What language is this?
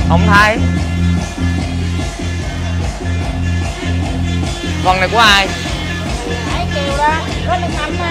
Vietnamese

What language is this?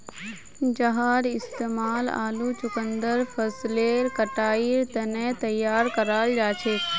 Magahi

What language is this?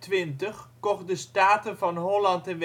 Dutch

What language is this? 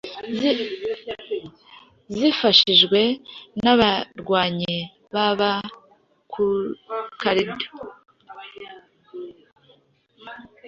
Kinyarwanda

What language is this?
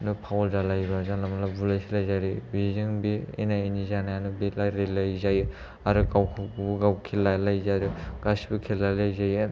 Bodo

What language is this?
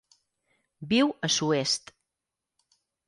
Catalan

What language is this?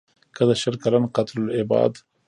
Pashto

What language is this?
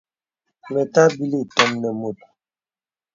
Bebele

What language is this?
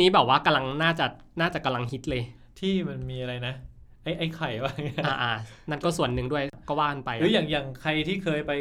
Thai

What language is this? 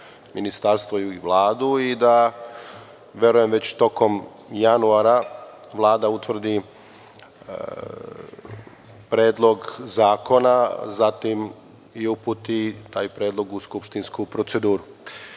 Serbian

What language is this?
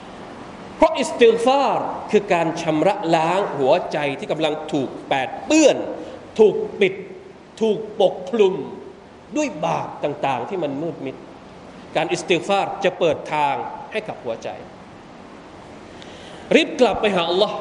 Thai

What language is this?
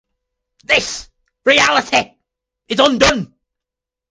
English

